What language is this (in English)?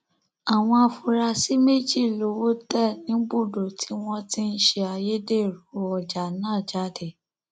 Yoruba